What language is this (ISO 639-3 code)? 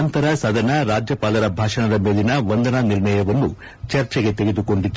kan